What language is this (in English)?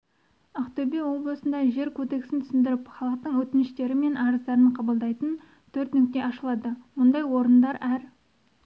Kazakh